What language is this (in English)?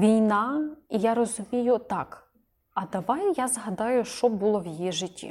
Ukrainian